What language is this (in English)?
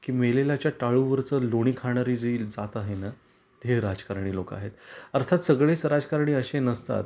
Marathi